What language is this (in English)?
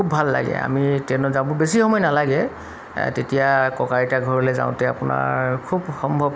Assamese